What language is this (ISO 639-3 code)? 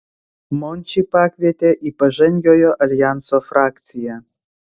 lit